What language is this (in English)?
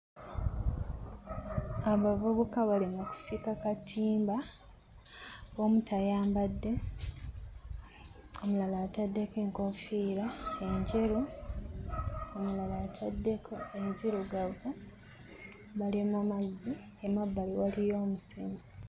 Ganda